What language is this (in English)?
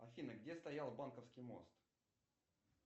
Russian